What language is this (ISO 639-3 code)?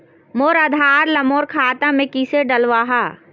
hne